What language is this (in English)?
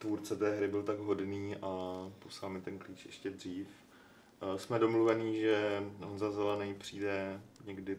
Czech